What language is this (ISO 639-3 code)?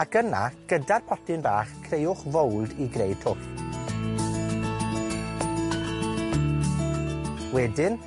cym